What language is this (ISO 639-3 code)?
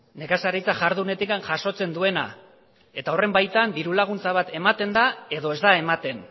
eus